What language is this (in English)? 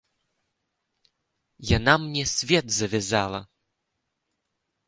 Belarusian